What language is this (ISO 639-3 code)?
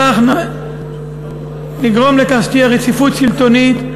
heb